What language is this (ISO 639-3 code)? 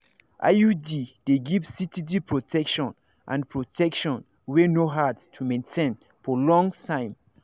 pcm